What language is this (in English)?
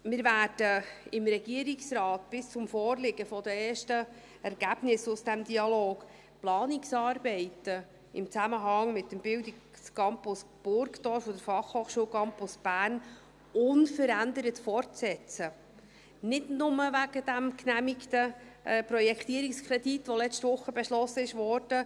Swiss German